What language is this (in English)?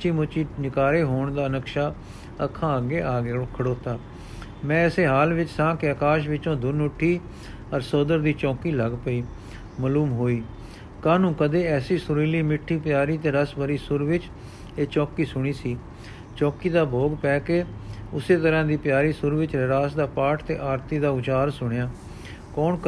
Punjabi